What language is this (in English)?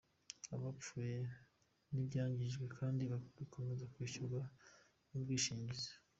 Kinyarwanda